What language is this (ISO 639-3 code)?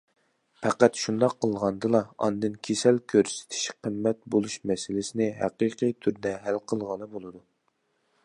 uig